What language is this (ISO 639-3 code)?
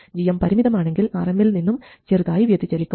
mal